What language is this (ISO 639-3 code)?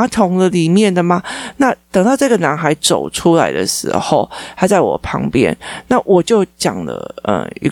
zho